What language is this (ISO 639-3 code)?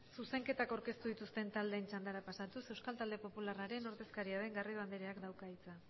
eus